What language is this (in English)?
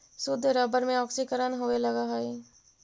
Magahi